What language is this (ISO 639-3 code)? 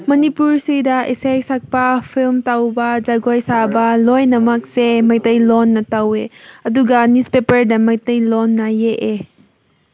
mni